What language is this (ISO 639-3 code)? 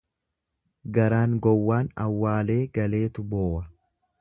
orm